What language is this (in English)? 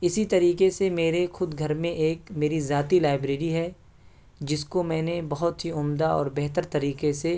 Urdu